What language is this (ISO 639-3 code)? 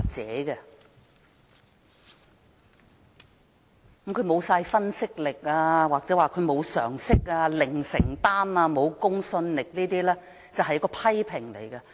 yue